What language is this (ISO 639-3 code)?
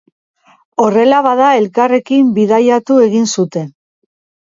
eus